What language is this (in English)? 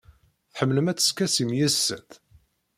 Kabyle